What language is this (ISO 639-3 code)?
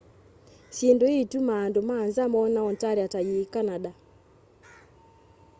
kam